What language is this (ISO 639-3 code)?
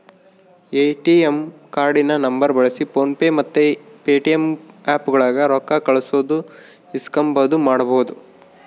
kan